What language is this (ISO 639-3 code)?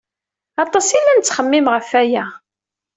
kab